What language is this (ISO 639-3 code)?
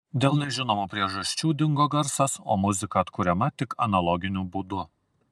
lit